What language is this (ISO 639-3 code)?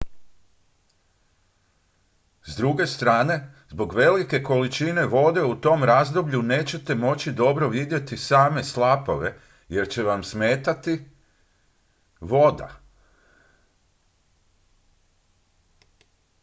hrv